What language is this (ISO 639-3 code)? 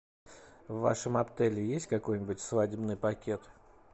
rus